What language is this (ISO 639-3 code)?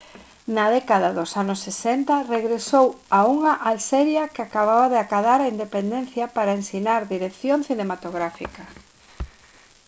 glg